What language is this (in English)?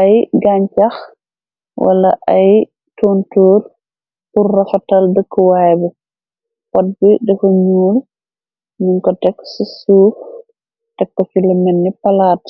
Wolof